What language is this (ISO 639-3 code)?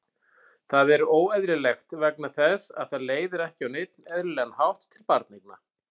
isl